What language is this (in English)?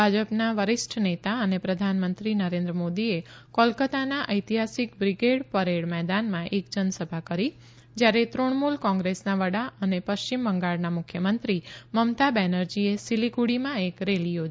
Gujarati